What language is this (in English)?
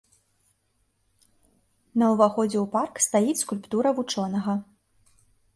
Belarusian